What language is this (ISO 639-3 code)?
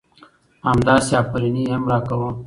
pus